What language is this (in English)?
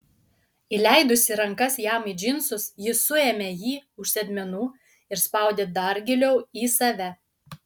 Lithuanian